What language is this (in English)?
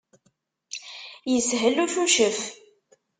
Kabyle